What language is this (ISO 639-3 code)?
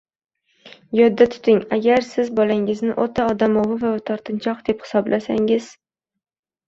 uzb